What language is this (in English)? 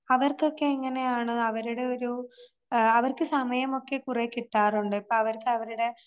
Malayalam